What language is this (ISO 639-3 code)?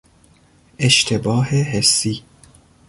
fas